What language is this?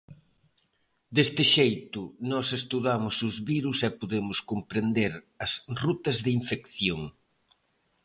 Galician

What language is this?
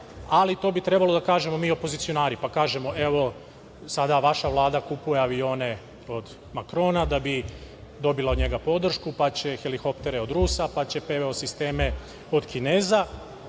Serbian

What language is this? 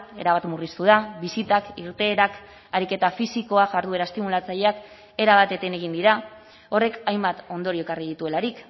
Basque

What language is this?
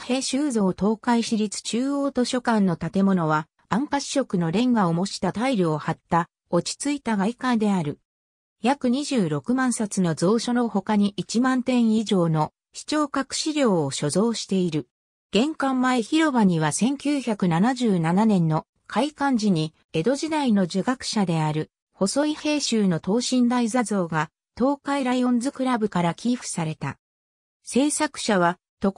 Japanese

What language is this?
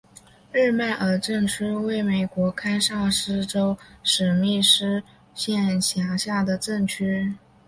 Chinese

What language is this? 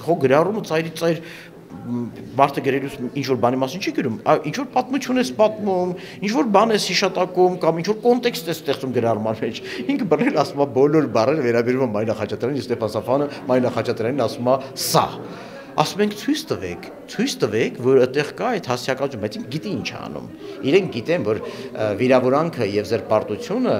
Turkish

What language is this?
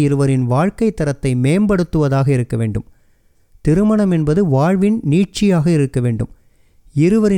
Tamil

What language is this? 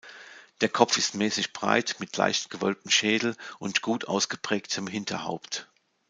German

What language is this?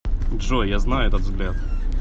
Russian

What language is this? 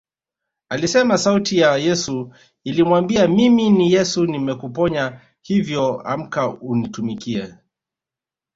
Swahili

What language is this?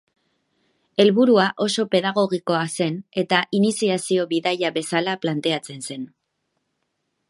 Basque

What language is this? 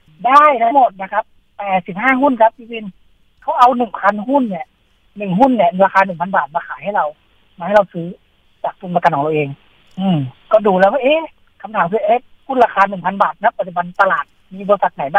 Thai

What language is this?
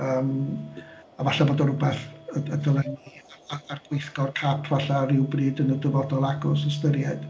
Welsh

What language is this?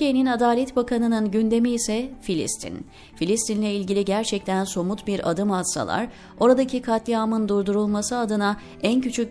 Turkish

